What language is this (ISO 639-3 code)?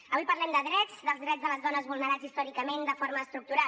cat